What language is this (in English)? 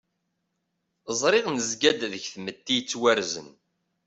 Kabyle